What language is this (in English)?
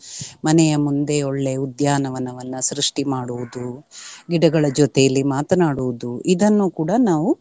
Kannada